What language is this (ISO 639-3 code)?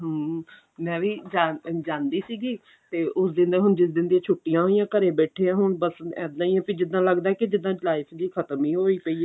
pan